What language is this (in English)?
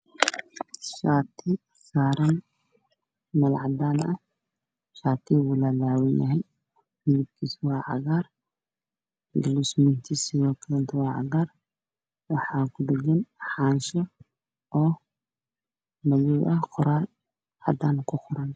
Somali